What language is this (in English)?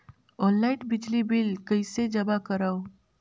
Chhattisgarhi